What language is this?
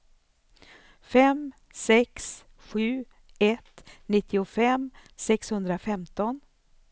Swedish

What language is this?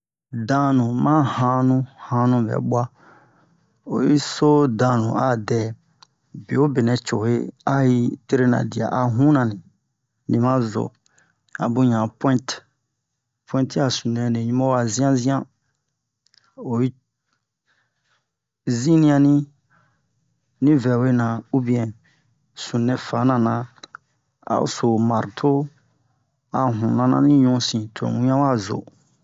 Bomu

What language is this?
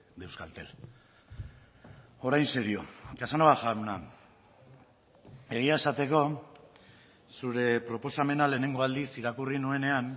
Basque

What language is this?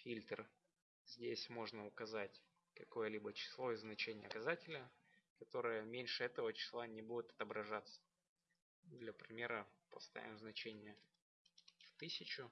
Russian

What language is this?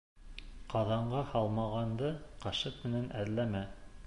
Bashkir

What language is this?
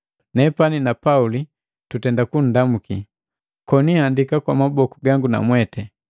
Matengo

